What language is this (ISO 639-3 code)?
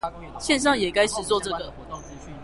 zho